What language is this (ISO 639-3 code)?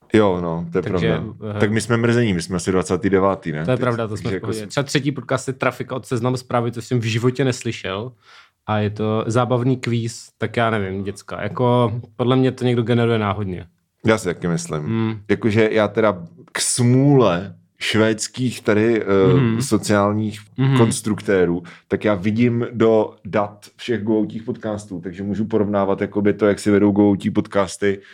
ces